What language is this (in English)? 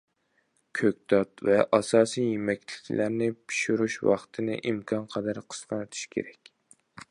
Uyghur